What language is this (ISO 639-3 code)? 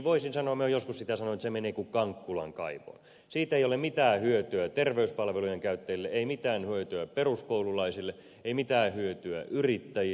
fin